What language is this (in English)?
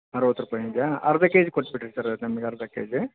Kannada